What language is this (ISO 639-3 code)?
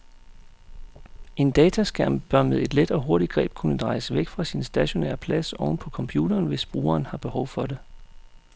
dan